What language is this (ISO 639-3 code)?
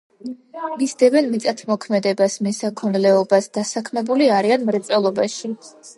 kat